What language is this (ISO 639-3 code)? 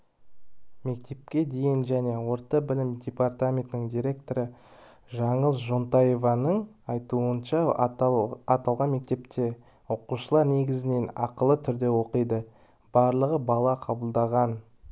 kaz